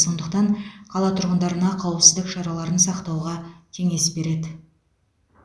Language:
Kazakh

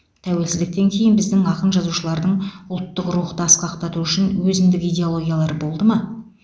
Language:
Kazakh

